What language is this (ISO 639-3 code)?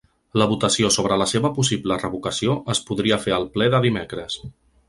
cat